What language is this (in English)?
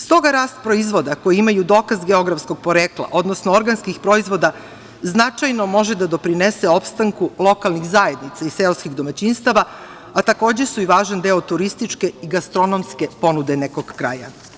Serbian